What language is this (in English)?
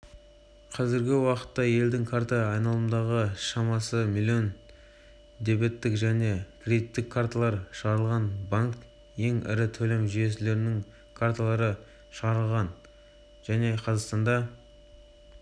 Kazakh